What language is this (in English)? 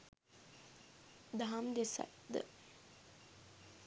Sinhala